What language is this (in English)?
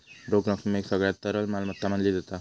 Marathi